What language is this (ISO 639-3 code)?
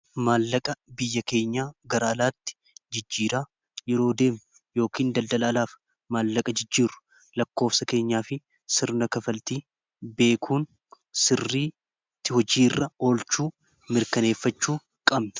orm